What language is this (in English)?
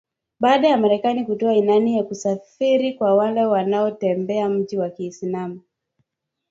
Swahili